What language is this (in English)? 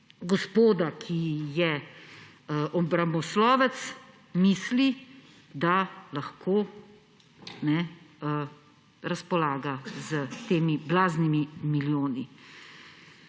Slovenian